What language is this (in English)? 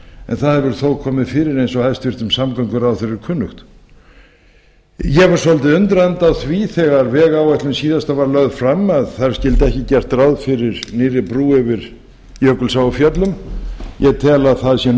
Icelandic